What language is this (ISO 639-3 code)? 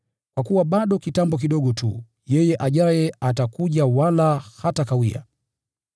swa